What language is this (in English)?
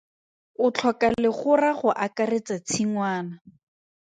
Tswana